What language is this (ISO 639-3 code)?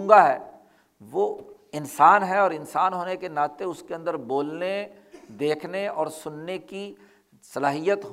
urd